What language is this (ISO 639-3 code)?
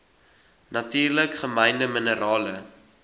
afr